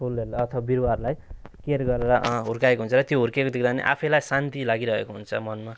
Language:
Nepali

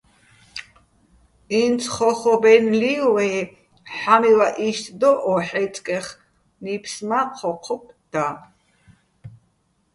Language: Bats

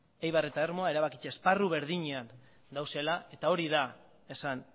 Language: Basque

